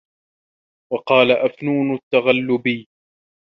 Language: Arabic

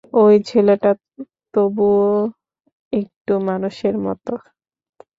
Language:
Bangla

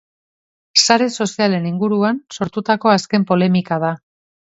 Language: Basque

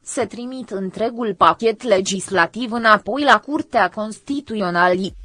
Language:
Romanian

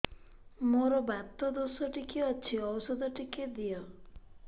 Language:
Odia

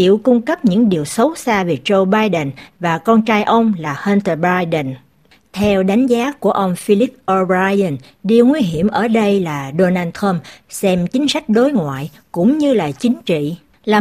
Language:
Vietnamese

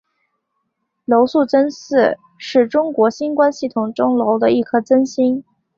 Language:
Chinese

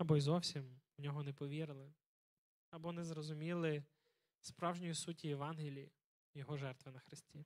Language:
Ukrainian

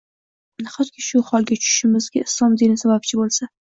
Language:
Uzbek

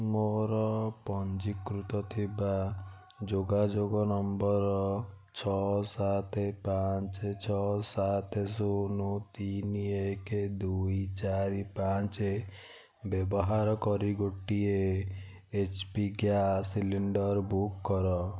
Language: Odia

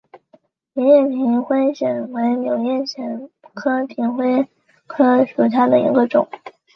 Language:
Chinese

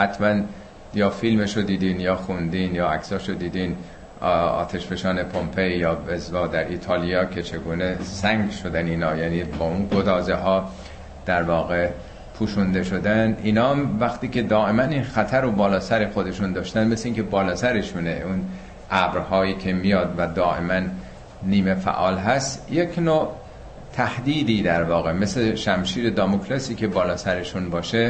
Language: Persian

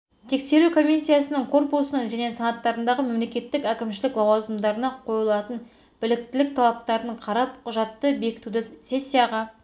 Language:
Kazakh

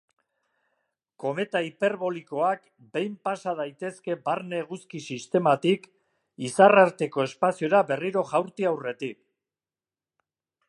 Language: Basque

